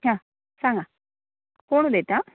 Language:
Konkani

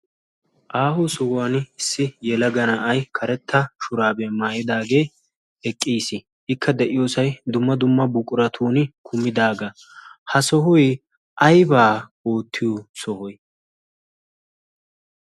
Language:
Wolaytta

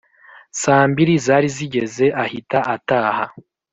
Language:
Kinyarwanda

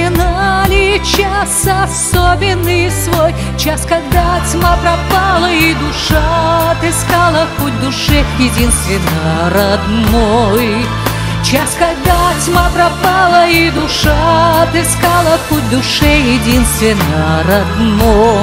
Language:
Russian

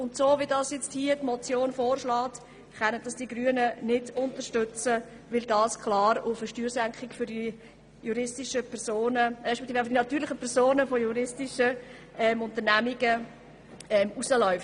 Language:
Swiss German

